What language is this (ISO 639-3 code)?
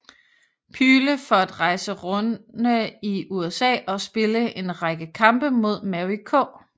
dan